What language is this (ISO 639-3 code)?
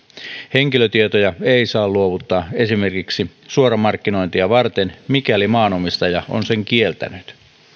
fin